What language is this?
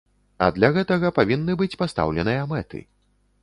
Belarusian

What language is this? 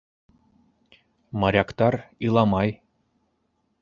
Bashkir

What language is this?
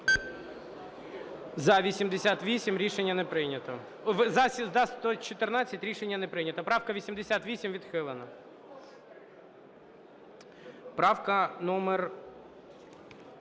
Ukrainian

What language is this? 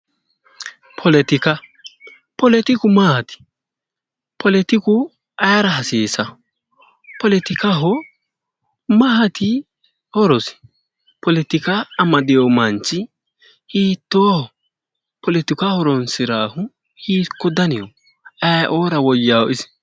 Sidamo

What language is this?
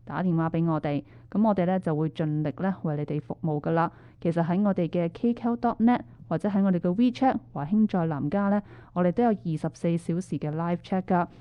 Chinese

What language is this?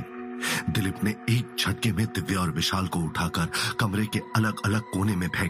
Hindi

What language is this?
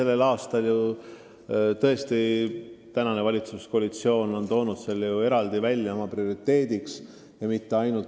Estonian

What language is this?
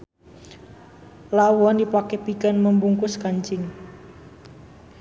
Sundanese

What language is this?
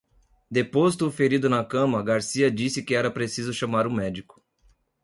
Portuguese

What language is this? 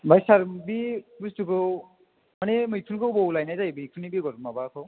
Bodo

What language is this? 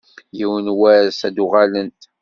Kabyle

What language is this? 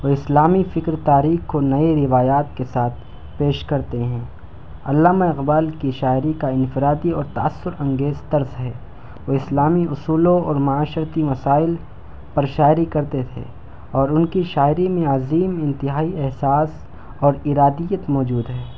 Urdu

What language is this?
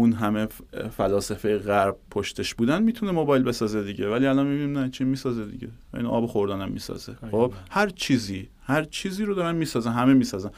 Persian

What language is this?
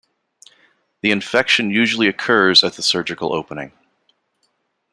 English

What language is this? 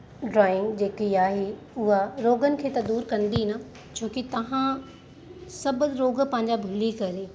Sindhi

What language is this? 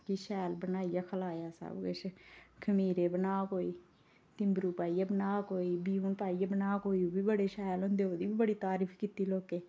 Dogri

